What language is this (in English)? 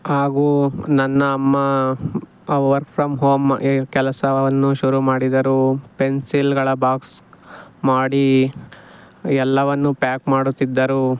Kannada